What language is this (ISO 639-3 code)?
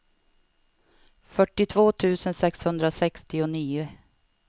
swe